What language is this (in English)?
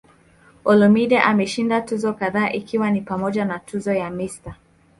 Swahili